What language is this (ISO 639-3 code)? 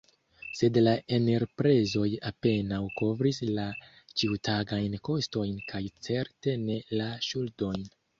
epo